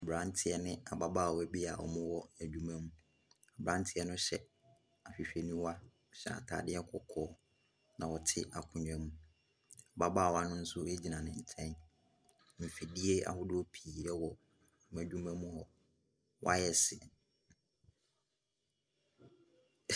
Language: Akan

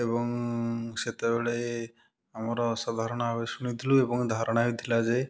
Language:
Odia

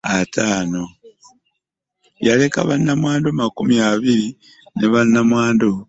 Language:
Ganda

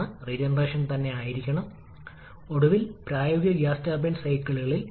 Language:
Malayalam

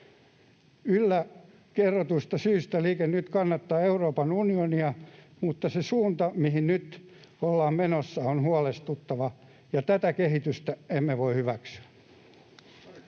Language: Finnish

